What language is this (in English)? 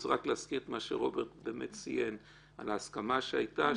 Hebrew